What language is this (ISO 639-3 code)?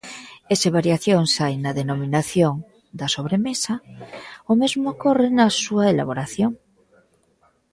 glg